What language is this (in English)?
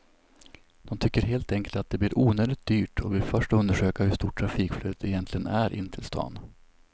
Swedish